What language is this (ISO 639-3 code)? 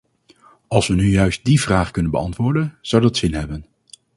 nld